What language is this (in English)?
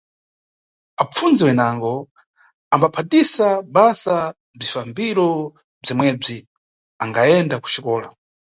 Nyungwe